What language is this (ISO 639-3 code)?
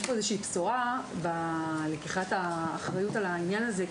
heb